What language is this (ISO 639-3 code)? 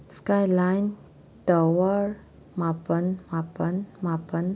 mni